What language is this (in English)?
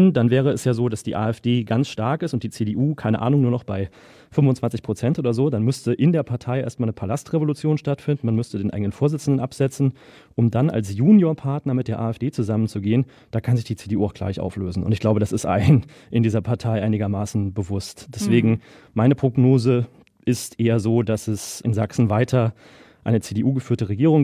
German